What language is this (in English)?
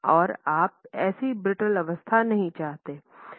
Hindi